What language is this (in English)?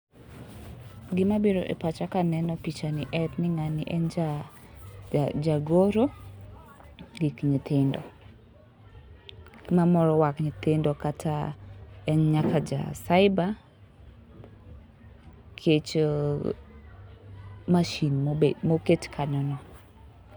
Luo (Kenya and Tanzania)